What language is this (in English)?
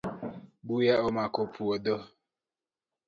Luo (Kenya and Tanzania)